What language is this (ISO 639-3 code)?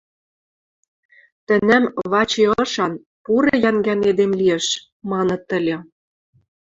mrj